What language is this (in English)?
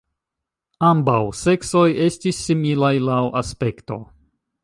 Esperanto